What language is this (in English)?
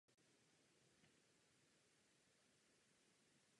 Czech